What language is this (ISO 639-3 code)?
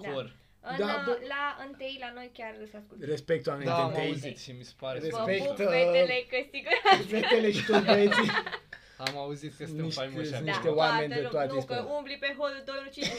ron